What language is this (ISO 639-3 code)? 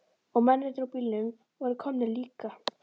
isl